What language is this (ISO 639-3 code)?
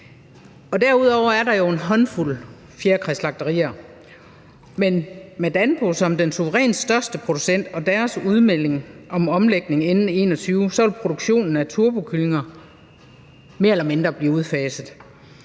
dan